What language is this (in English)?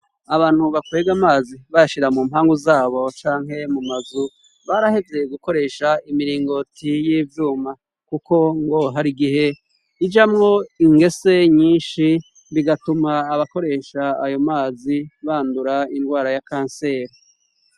Rundi